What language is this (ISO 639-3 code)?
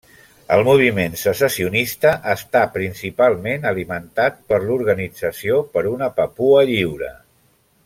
cat